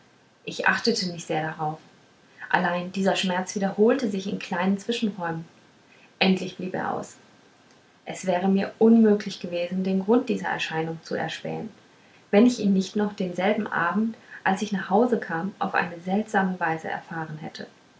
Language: German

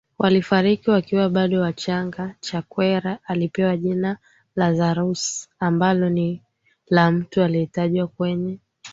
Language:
Swahili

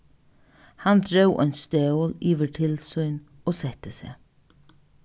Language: Faroese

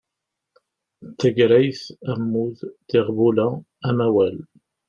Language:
Kabyle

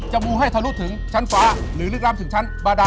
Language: Thai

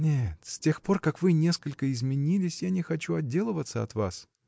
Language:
Russian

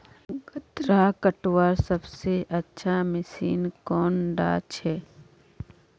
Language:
Magahi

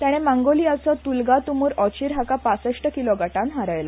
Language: Konkani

